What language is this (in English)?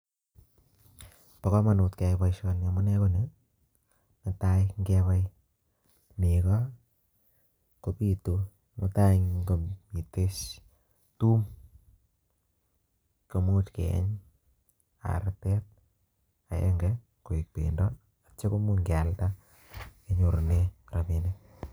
Kalenjin